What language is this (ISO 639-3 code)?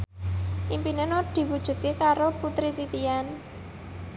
jav